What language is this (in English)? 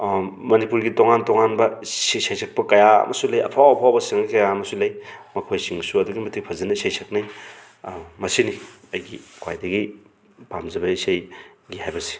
Manipuri